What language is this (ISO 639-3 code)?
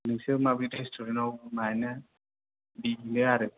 brx